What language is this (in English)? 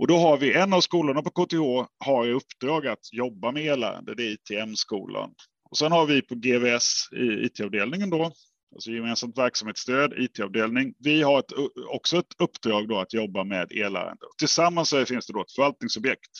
Swedish